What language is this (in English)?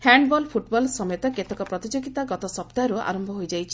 Odia